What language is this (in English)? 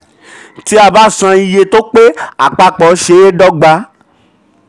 Yoruba